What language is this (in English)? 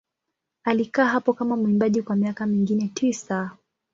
Swahili